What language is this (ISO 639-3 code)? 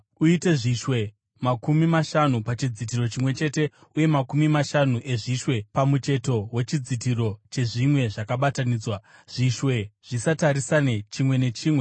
sna